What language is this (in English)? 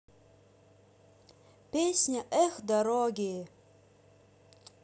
Russian